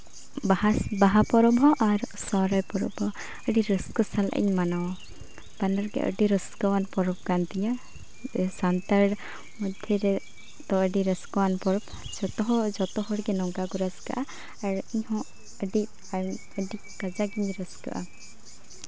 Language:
Santali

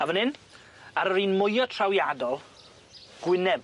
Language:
Welsh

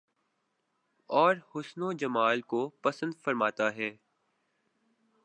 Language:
Urdu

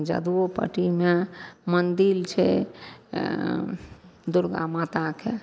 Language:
Maithili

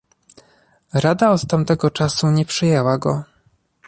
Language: Polish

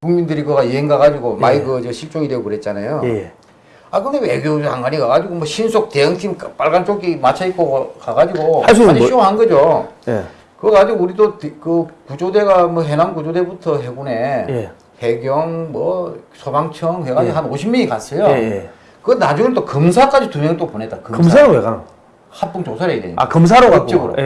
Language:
Korean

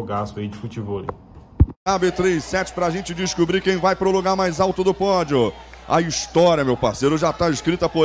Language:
Portuguese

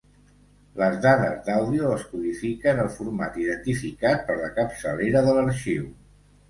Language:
Catalan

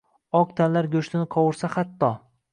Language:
Uzbek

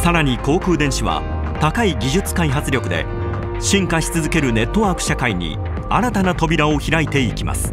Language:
Japanese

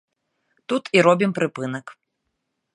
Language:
Belarusian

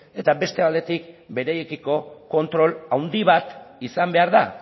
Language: Basque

